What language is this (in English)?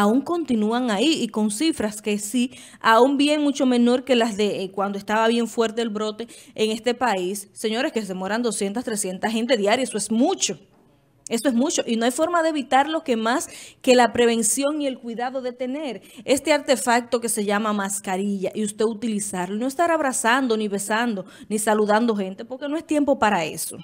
Spanish